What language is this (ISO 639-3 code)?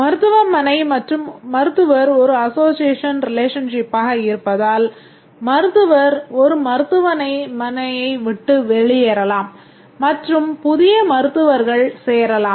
tam